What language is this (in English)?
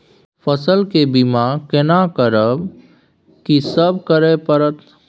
Maithili